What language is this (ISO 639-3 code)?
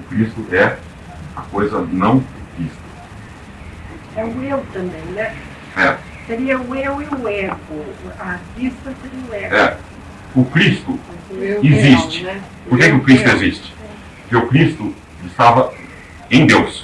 por